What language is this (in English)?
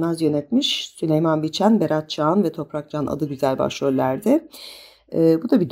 Turkish